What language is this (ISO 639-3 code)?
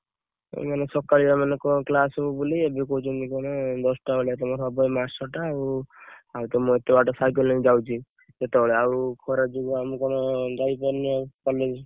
ori